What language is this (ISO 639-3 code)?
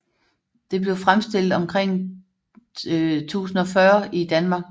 dan